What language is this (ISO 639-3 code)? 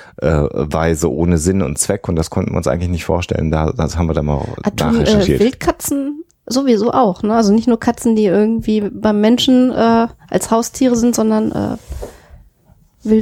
deu